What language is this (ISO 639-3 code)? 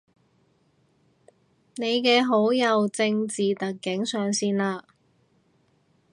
yue